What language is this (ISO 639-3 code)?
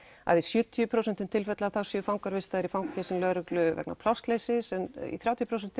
isl